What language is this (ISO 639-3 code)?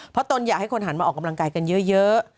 tha